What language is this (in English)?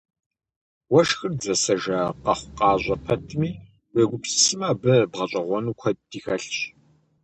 Kabardian